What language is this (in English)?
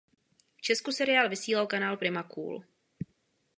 Czech